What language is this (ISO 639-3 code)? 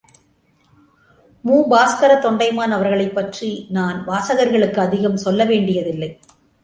tam